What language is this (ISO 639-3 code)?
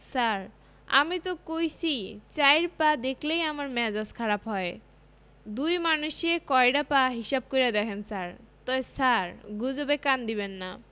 ben